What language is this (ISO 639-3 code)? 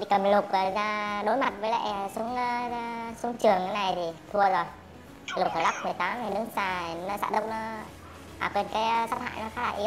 vie